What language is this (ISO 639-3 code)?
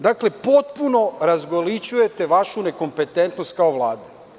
srp